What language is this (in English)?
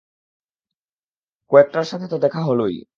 Bangla